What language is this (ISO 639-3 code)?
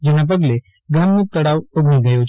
guj